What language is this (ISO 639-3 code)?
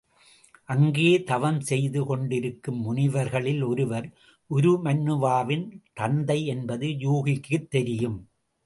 tam